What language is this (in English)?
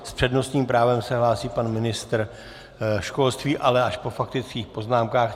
Czech